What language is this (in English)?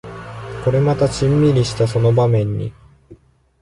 Japanese